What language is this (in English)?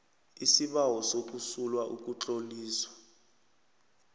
South Ndebele